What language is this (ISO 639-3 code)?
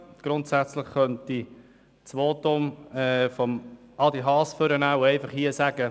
gsw